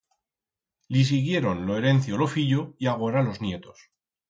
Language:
Aragonese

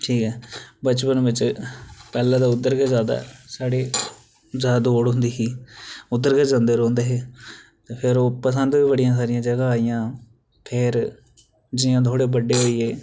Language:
Dogri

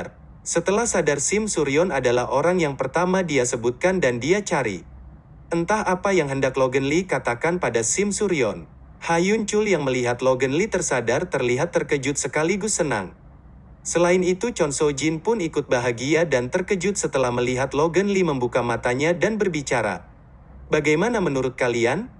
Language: Indonesian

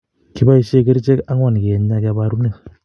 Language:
Kalenjin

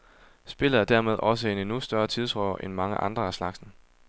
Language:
Danish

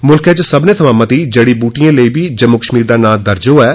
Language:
Dogri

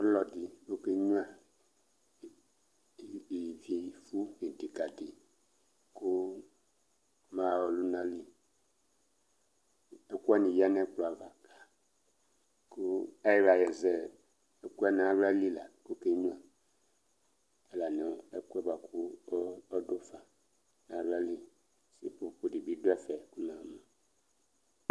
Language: Ikposo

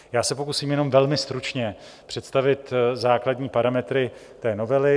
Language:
Czech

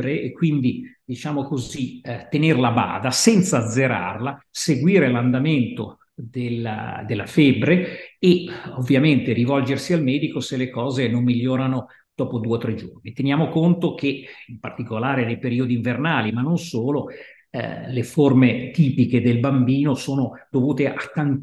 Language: Italian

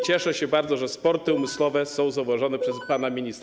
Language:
Polish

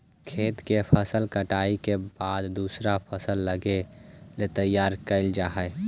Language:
Magahi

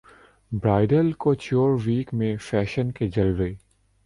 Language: Urdu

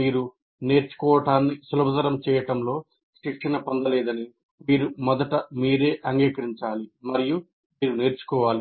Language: Telugu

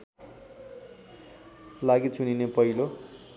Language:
Nepali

